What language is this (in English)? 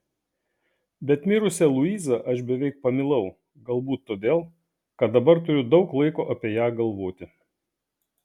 Lithuanian